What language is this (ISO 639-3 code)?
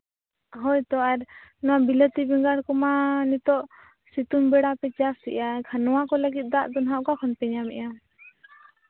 sat